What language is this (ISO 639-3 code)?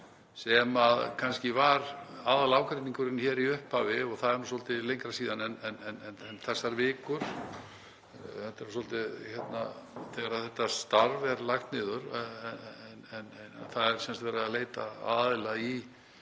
isl